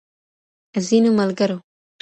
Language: Pashto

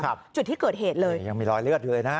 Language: Thai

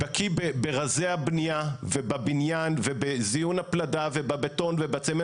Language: Hebrew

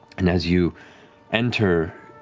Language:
English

